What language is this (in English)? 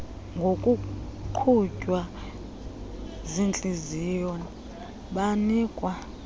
Xhosa